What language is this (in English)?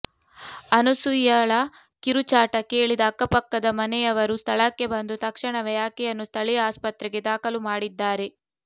Kannada